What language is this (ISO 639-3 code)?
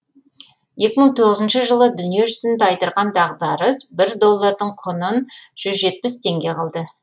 kaz